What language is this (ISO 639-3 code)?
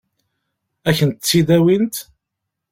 kab